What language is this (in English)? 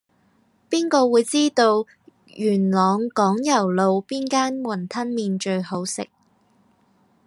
Cantonese